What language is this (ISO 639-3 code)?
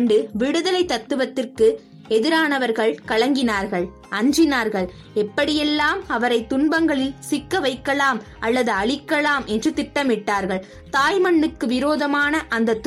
tam